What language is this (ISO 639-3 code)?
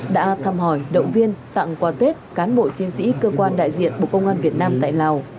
vie